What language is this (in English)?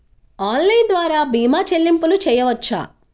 Telugu